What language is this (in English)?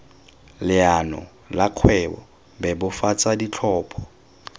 Tswana